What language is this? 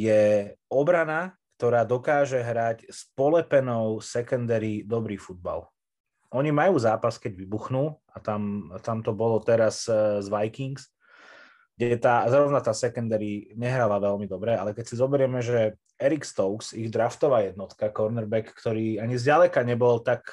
Slovak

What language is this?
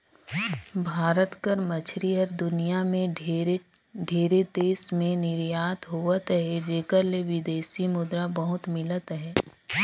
Chhattisgarhi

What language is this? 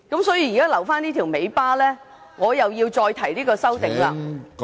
Cantonese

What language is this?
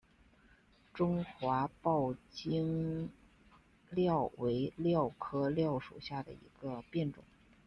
Chinese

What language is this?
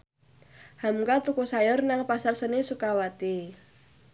Javanese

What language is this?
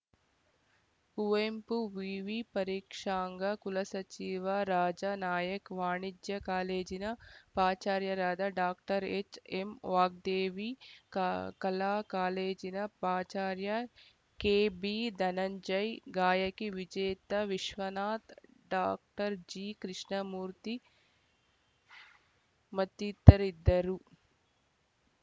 Kannada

